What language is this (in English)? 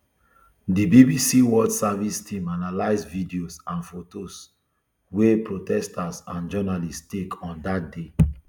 Nigerian Pidgin